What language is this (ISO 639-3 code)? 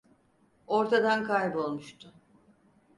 tur